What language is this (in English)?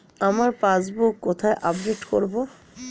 Bangla